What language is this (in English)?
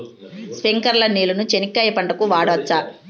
Telugu